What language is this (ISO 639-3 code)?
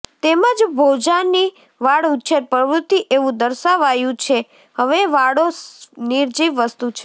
guj